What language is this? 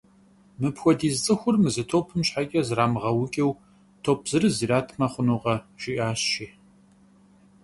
Kabardian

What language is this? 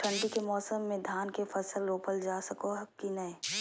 Magahi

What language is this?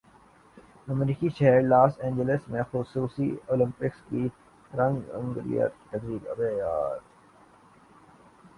Urdu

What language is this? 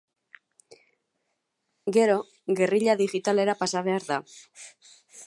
Basque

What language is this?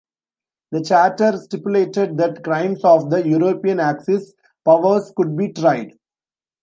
English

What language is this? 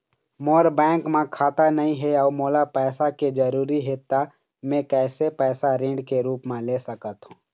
Chhattisgarhi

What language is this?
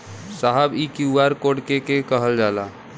Bhojpuri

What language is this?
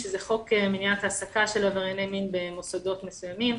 Hebrew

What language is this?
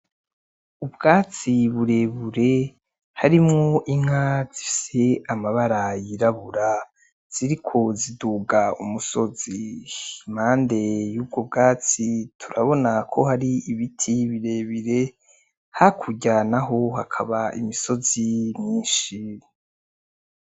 Rundi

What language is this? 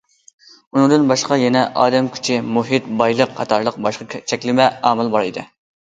Uyghur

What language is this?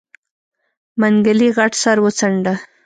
Pashto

